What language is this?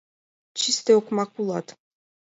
Mari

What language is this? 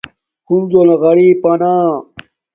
Domaaki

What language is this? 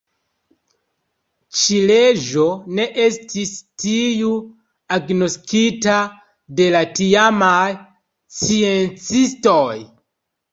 Esperanto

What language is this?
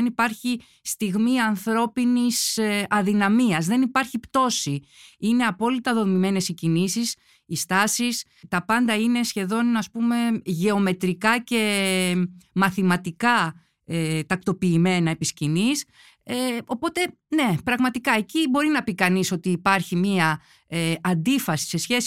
Greek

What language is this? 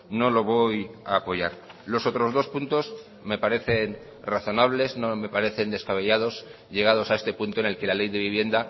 Spanish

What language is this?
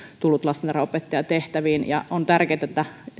Finnish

